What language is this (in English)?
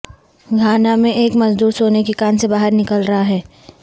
Urdu